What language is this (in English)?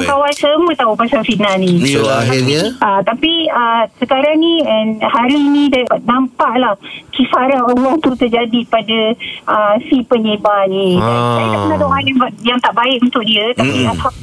Malay